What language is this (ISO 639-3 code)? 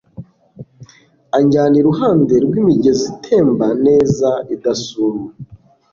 kin